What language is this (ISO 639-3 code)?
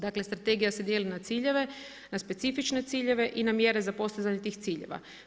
hrv